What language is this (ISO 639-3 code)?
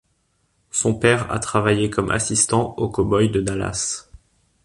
fra